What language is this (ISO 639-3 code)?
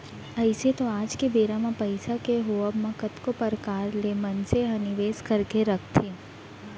hne